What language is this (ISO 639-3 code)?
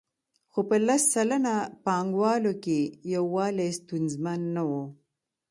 pus